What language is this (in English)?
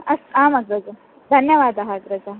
Sanskrit